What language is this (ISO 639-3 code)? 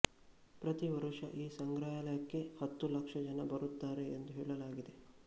kan